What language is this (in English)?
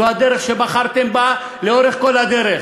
Hebrew